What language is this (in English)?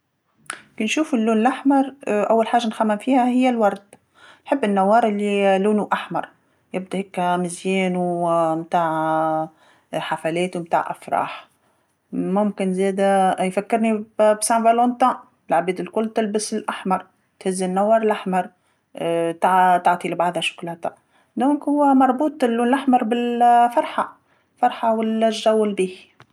Tunisian Arabic